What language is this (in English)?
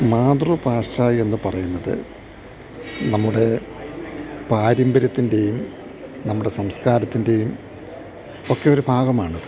Malayalam